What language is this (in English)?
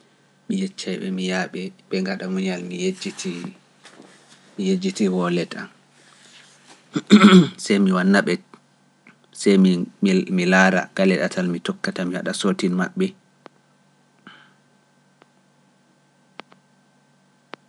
Pular